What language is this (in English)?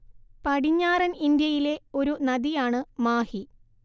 Malayalam